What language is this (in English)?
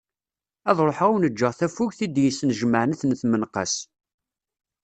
Kabyle